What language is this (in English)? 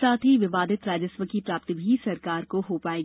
Hindi